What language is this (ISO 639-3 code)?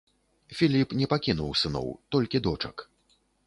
bel